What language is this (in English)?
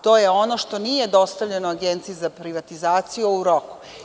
Serbian